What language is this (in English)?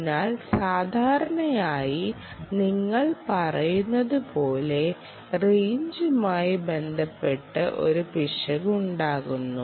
Malayalam